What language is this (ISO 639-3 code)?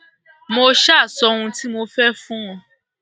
yor